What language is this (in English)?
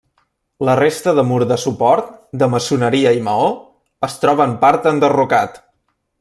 Catalan